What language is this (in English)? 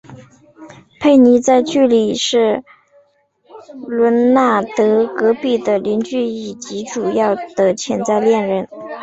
Chinese